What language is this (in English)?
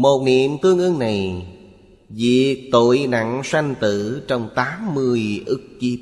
Vietnamese